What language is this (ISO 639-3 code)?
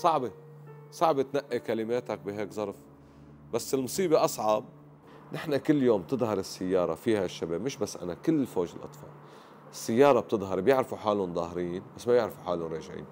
ara